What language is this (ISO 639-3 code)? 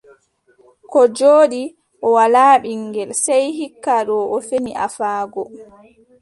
fub